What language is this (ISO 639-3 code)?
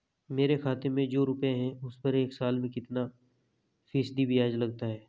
hin